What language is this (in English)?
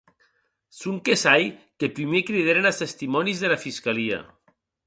Occitan